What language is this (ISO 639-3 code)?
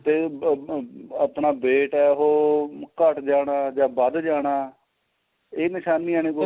pan